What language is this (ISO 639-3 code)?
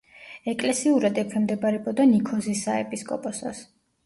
kat